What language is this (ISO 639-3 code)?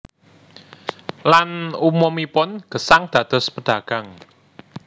jav